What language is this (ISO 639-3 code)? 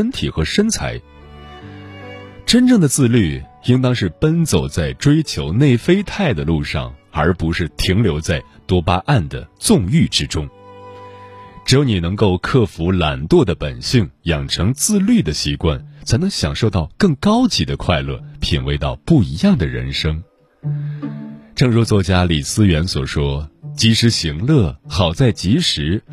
zho